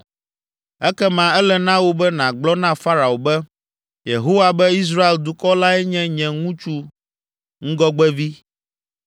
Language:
Ewe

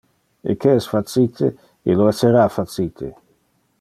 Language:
Interlingua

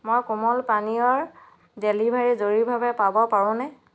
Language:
Assamese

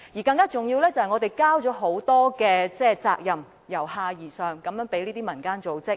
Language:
Cantonese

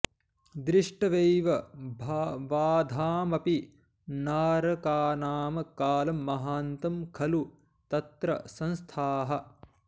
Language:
Sanskrit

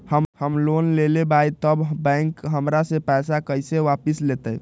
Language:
Magahi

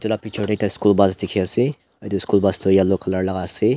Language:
Naga Pidgin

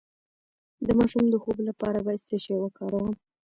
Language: Pashto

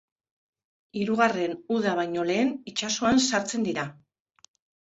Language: Basque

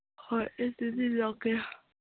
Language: Manipuri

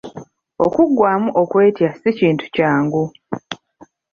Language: Ganda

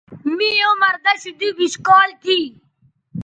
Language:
Bateri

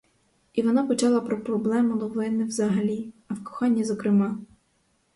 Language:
Ukrainian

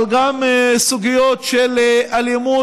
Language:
Hebrew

